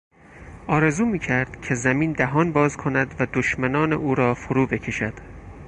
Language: Persian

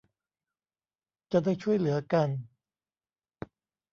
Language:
Thai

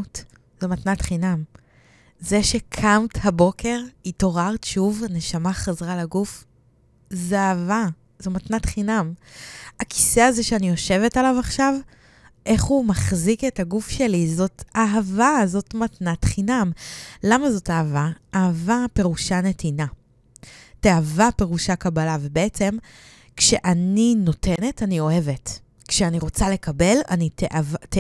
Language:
Hebrew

